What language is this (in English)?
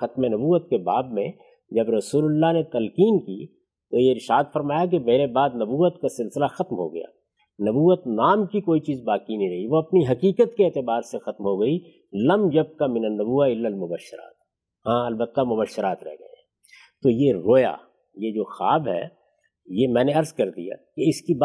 Urdu